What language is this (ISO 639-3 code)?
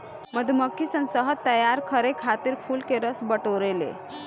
bho